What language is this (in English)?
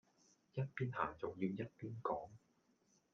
Cantonese